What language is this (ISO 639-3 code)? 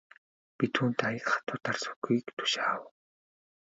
mon